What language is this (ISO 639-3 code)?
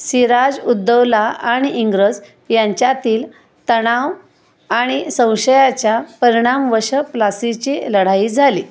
mar